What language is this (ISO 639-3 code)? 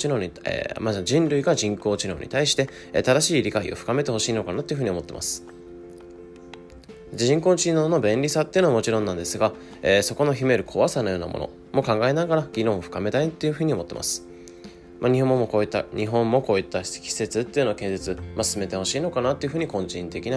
jpn